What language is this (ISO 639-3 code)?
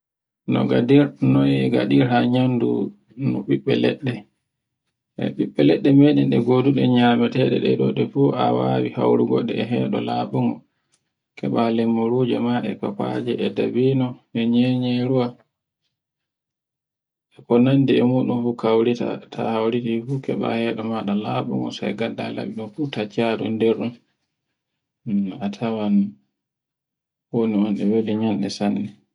fue